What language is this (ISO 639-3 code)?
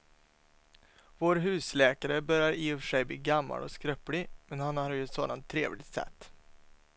swe